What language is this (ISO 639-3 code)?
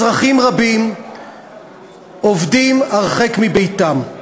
heb